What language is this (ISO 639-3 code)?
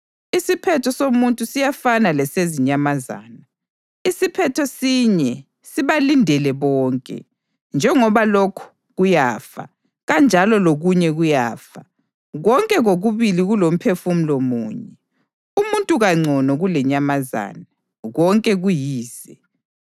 nde